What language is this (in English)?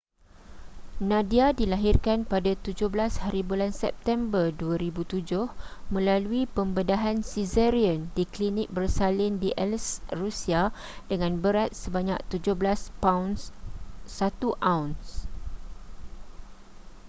Malay